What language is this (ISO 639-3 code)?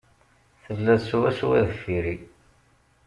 kab